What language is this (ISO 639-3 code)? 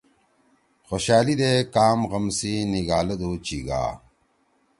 trw